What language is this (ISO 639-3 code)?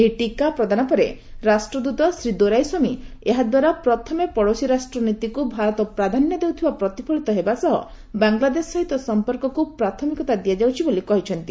ori